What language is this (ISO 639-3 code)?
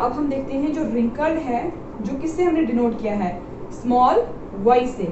hin